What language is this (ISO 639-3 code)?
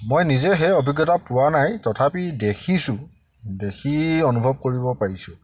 asm